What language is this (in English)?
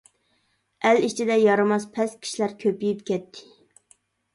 Uyghur